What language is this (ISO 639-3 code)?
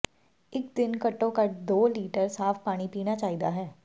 pan